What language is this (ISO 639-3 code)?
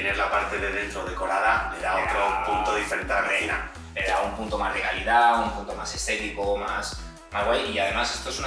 spa